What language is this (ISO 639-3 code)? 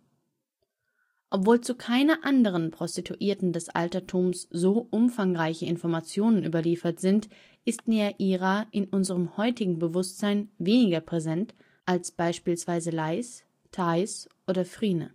deu